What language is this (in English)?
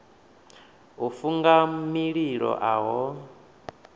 Venda